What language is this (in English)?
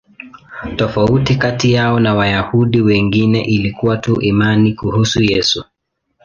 Swahili